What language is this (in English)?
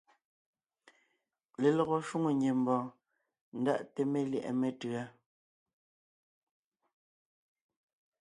Ngiemboon